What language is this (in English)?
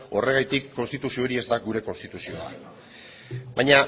Basque